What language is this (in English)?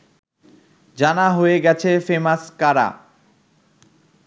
Bangla